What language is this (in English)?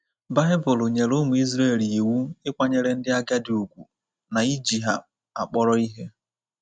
Igbo